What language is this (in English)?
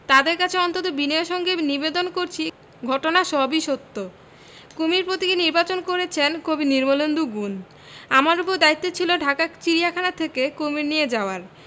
Bangla